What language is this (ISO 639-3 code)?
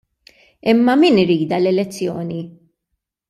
mlt